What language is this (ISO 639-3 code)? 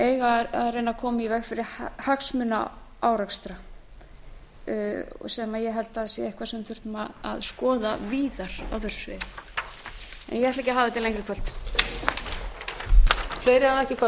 isl